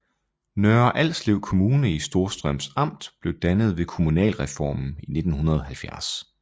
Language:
Danish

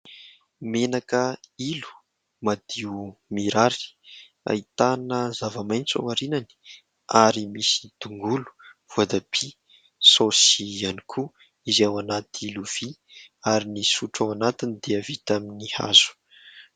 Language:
Malagasy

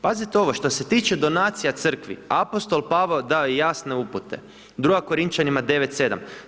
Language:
Croatian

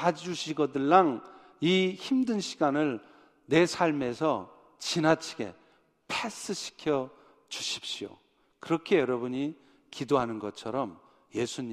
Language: Korean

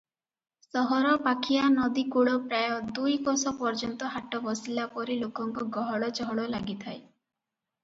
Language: Odia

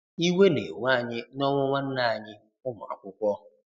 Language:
Igbo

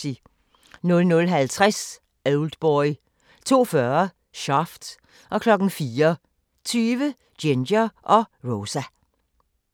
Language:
Danish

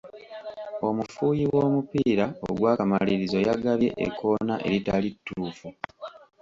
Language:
Ganda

